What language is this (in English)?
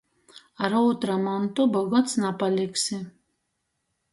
Latgalian